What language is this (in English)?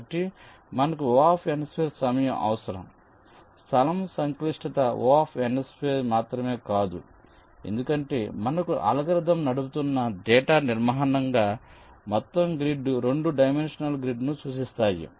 Telugu